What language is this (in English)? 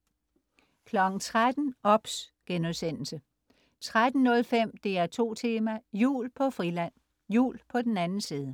Danish